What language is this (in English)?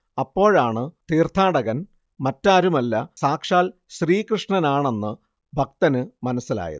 Malayalam